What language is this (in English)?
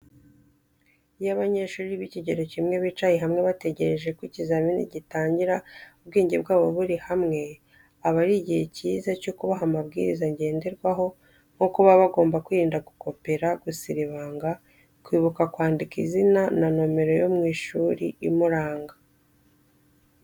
Kinyarwanda